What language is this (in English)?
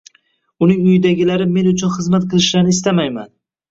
Uzbek